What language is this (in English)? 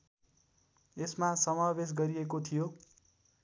Nepali